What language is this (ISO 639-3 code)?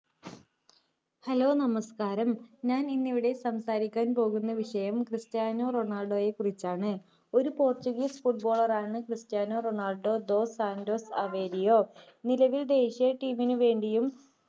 mal